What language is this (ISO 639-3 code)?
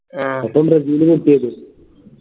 mal